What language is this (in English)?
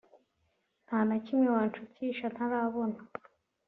Kinyarwanda